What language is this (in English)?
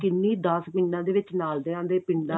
Punjabi